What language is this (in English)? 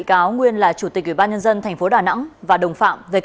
Vietnamese